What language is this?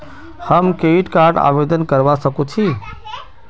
Magahi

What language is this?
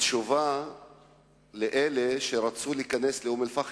Hebrew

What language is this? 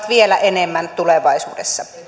Finnish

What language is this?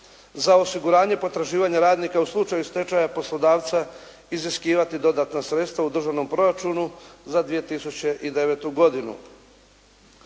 Croatian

